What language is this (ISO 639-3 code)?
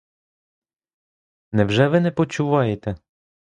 ukr